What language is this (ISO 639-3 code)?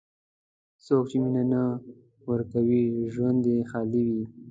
pus